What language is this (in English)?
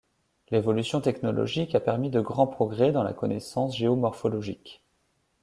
French